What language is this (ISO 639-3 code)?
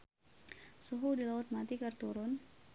sun